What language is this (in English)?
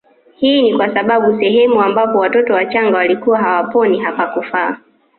Swahili